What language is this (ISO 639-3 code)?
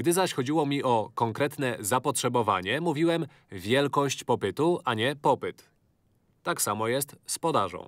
pol